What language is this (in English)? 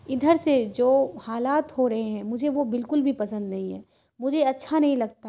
Urdu